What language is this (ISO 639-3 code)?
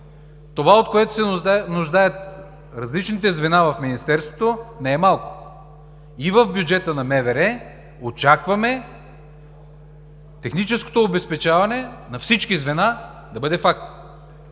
bul